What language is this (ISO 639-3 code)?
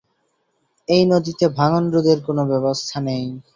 ben